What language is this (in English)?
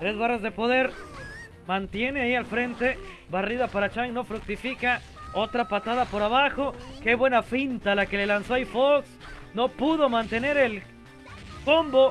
Spanish